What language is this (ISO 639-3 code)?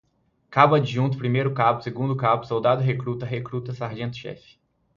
por